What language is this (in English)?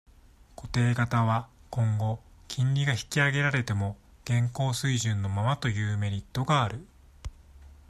Japanese